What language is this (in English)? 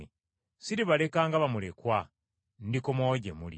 Ganda